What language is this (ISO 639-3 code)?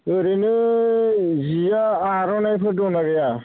brx